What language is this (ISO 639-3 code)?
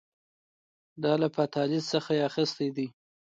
pus